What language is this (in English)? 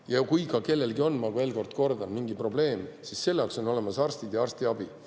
Estonian